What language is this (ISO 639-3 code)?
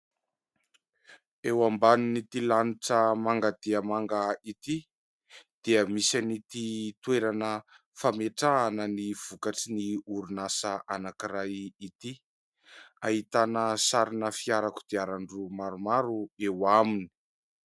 mlg